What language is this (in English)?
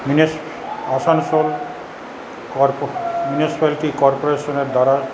Bangla